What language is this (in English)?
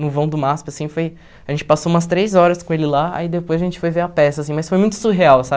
Portuguese